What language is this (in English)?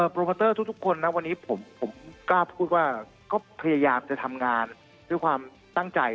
Thai